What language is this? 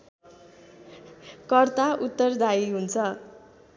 Nepali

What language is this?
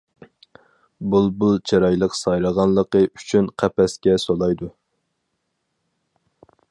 Uyghur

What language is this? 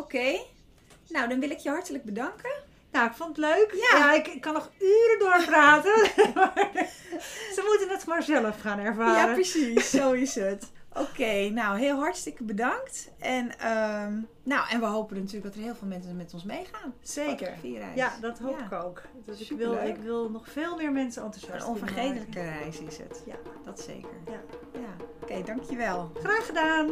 Dutch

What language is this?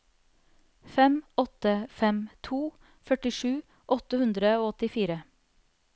Norwegian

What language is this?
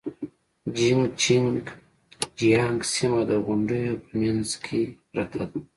Pashto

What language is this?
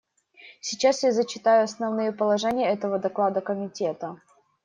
Russian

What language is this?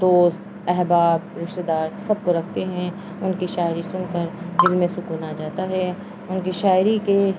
Urdu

